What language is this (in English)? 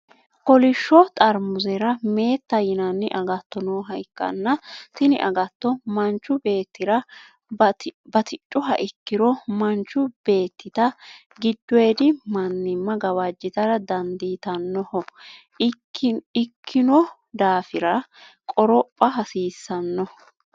Sidamo